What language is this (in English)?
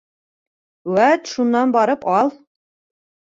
Bashkir